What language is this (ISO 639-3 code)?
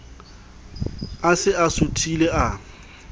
sot